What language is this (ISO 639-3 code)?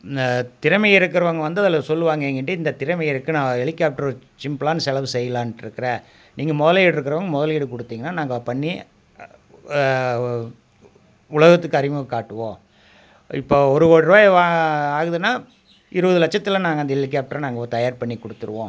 tam